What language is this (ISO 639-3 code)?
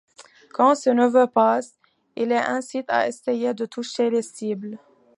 fra